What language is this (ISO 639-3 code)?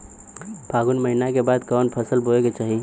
bho